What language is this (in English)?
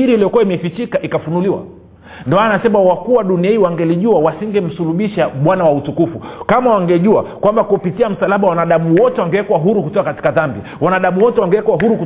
Swahili